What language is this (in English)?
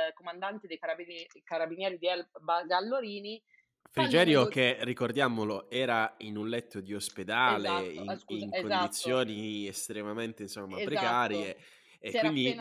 Italian